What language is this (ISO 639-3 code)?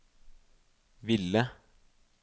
nor